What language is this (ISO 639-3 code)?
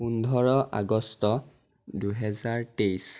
asm